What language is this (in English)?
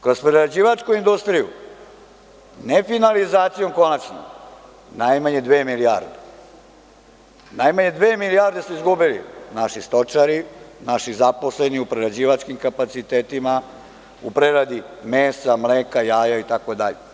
Serbian